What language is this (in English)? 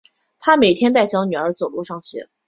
Chinese